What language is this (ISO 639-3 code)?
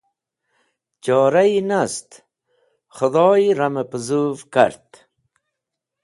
wbl